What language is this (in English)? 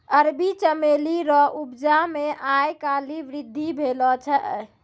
Maithili